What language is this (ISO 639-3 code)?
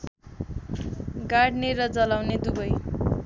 nep